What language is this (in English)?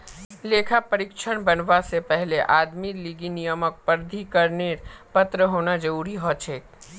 Magahi